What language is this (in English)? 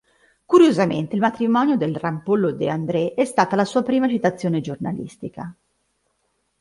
Italian